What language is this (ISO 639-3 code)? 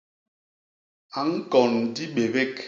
bas